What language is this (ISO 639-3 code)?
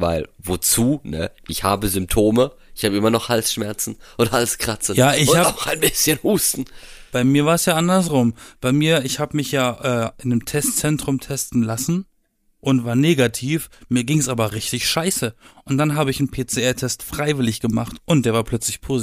deu